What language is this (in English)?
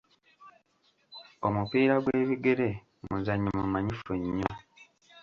Ganda